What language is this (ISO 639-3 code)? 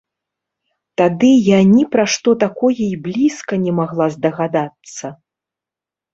bel